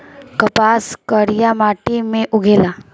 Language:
Bhojpuri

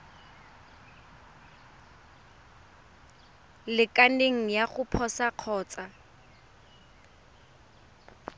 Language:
Tswana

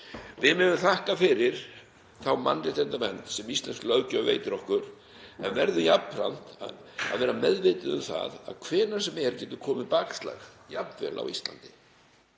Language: Icelandic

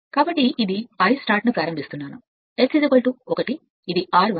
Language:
Telugu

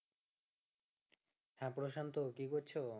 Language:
Bangla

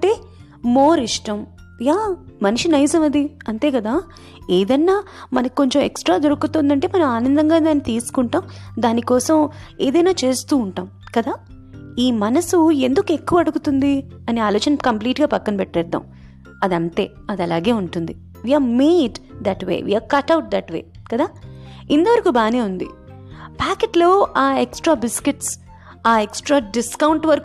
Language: Telugu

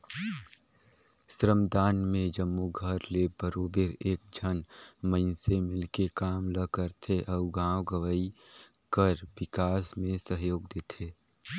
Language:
Chhattisgarhi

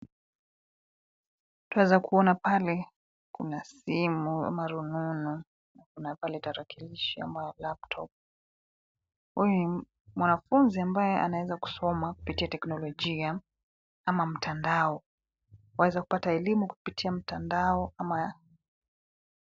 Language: Swahili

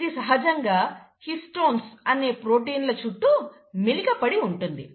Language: Telugu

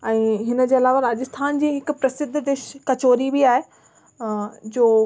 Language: Sindhi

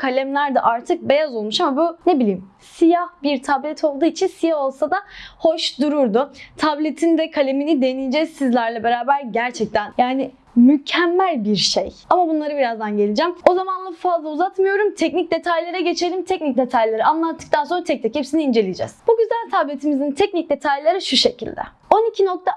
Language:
Turkish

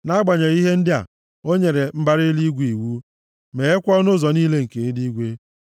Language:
Igbo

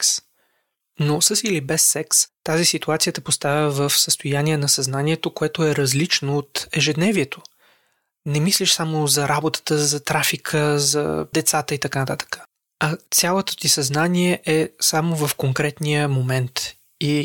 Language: Bulgarian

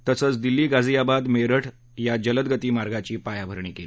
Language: Marathi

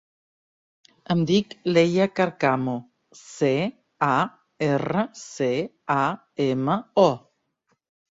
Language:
Catalan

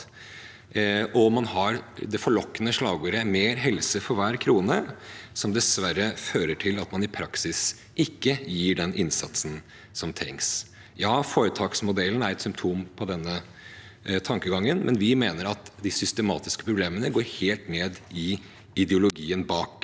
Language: Norwegian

